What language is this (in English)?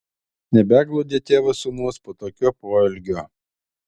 Lithuanian